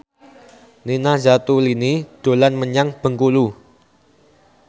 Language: Javanese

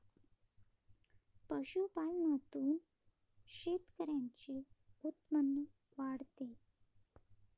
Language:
Marathi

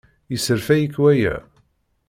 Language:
Kabyle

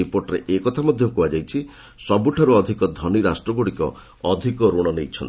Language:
Odia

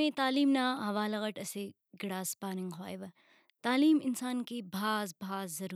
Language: Brahui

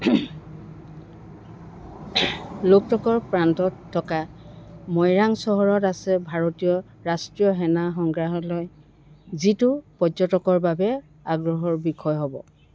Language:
Assamese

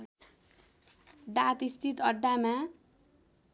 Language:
Nepali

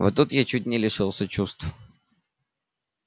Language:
Russian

